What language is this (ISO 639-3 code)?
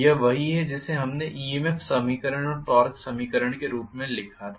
hin